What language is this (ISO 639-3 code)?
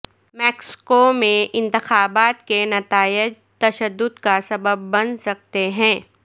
urd